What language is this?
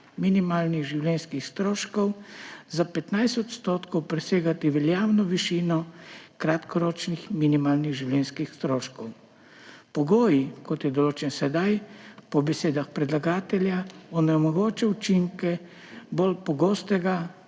Slovenian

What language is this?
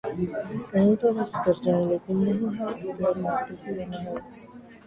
Urdu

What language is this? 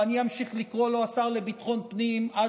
Hebrew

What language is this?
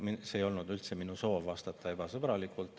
Estonian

